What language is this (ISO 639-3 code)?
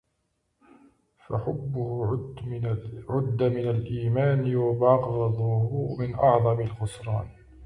ara